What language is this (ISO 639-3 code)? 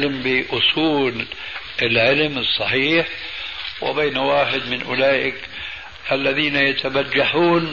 ara